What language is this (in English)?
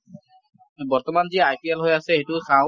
Assamese